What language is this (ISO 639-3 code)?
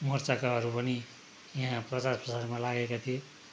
nep